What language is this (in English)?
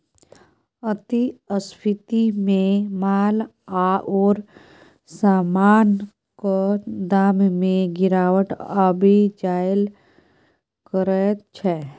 Maithili